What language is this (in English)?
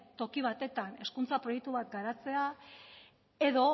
Basque